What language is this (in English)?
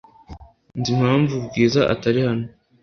Kinyarwanda